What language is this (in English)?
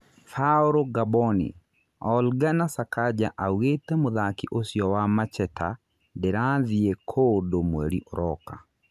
Kikuyu